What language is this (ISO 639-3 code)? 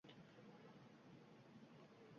uzb